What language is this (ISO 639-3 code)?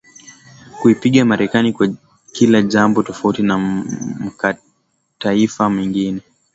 swa